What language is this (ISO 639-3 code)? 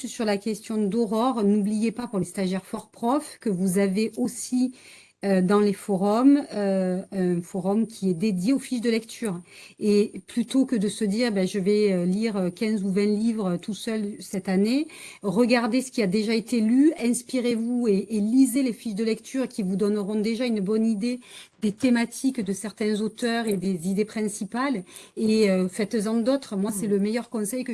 fra